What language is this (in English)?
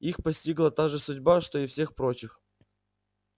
Russian